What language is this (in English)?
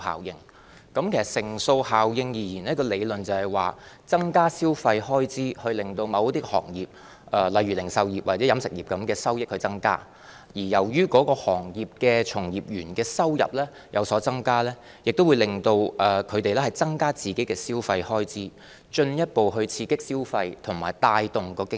Cantonese